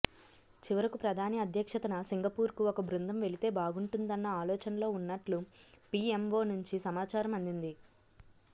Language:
Telugu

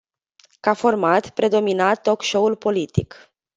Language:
Romanian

